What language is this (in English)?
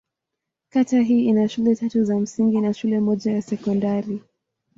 Swahili